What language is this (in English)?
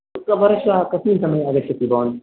Sanskrit